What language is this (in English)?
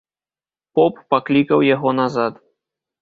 Belarusian